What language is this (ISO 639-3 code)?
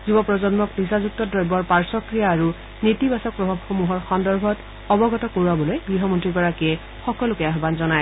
asm